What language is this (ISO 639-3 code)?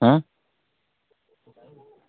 doi